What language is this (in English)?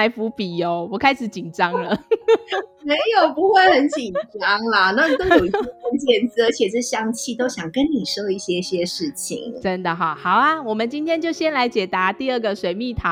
Chinese